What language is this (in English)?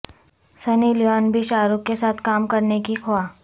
Urdu